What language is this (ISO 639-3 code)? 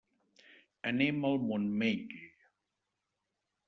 cat